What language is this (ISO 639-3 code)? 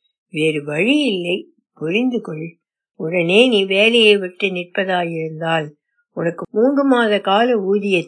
tam